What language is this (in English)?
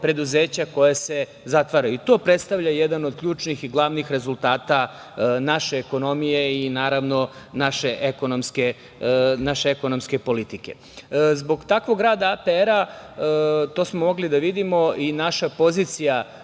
Serbian